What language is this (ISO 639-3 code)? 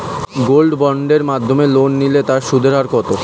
ben